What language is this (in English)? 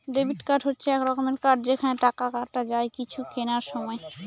Bangla